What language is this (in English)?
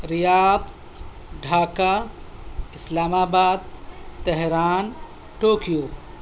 Urdu